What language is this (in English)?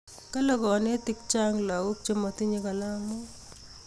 Kalenjin